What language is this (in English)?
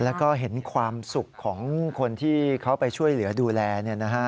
Thai